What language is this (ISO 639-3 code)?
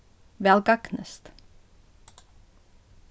fao